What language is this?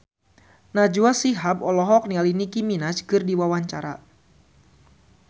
Sundanese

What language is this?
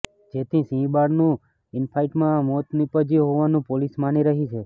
Gujarati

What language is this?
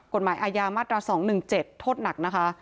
Thai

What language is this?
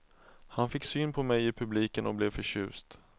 Swedish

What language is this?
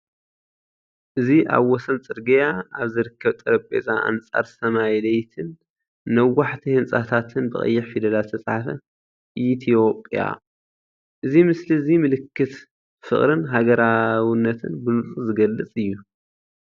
Tigrinya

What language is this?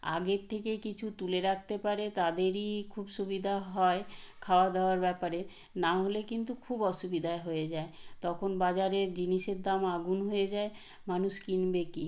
Bangla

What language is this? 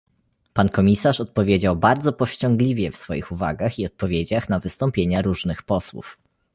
Polish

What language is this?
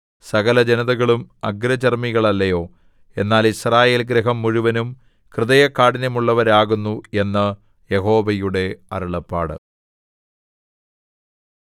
Malayalam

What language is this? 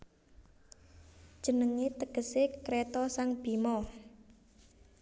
Javanese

